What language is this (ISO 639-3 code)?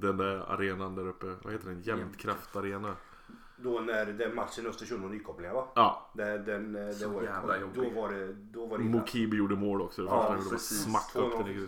swe